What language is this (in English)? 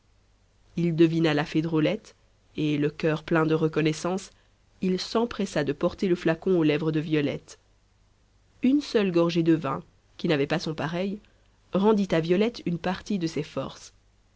French